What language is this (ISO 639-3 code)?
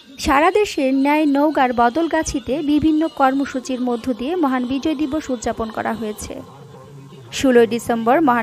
hin